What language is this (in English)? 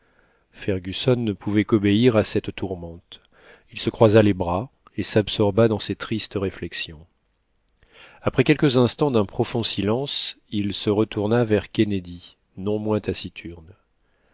French